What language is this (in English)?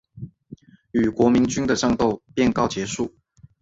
Chinese